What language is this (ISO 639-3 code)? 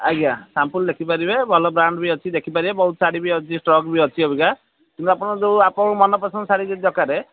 ori